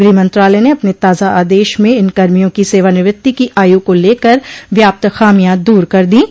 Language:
Hindi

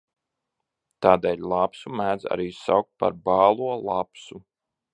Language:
Latvian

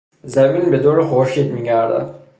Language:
Persian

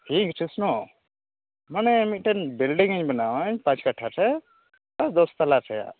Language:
Santali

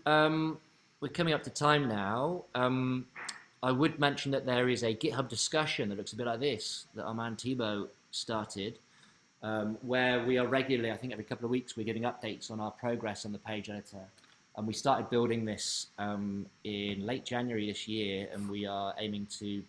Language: English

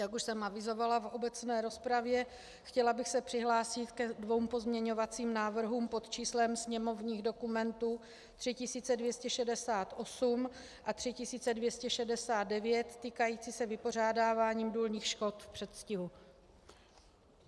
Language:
Czech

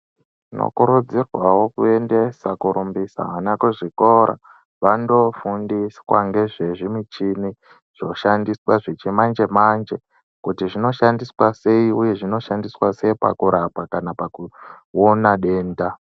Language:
Ndau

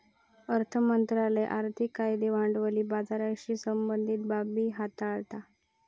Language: Marathi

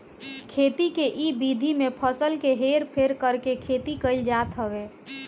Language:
Bhojpuri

